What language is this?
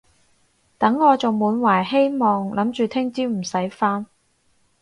Cantonese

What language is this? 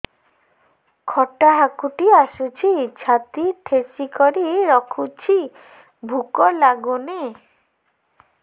Odia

